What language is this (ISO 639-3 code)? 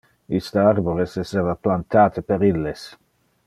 ina